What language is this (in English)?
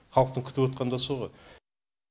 Kazakh